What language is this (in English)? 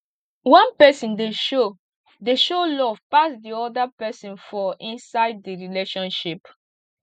Nigerian Pidgin